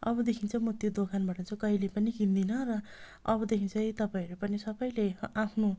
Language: Nepali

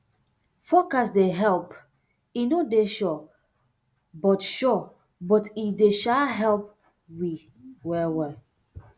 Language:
Nigerian Pidgin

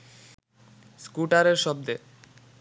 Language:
Bangla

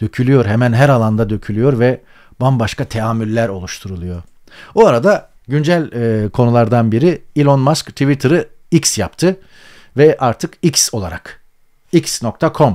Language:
Turkish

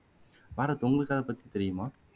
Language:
Tamil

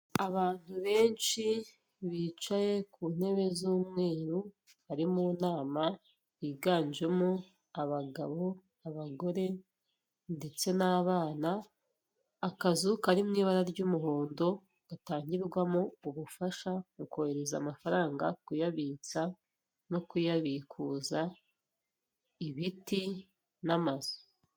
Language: Kinyarwanda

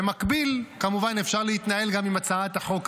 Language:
Hebrew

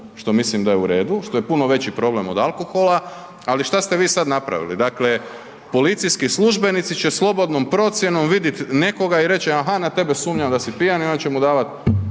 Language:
Croatian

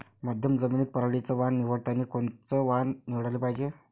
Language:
Marathi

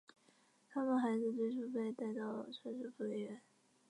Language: Chinese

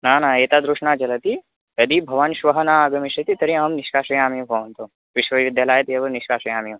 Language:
Sanskrit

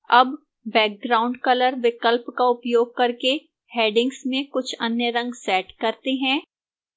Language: Hindi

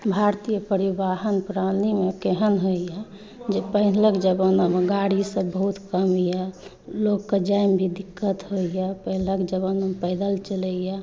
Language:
Maithili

